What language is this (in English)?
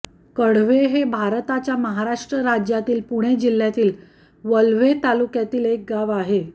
Marathi